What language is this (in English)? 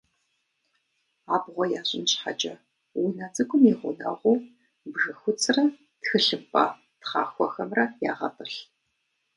Kabardian